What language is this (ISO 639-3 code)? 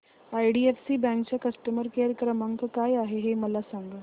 mar